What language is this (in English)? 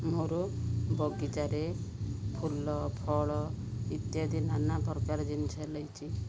Odia